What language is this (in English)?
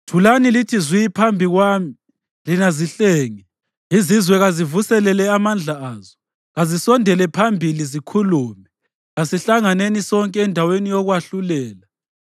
North Ndebele